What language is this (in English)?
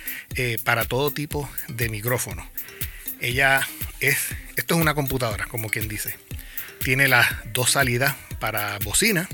Spanish